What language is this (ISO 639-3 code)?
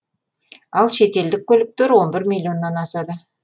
kaz